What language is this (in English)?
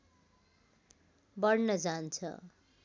Nepali